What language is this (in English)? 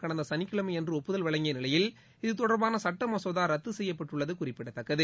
Tamil